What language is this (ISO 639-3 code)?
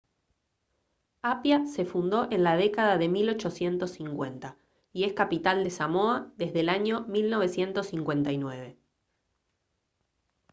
spa